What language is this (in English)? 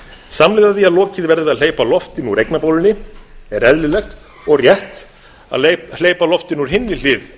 Icelandic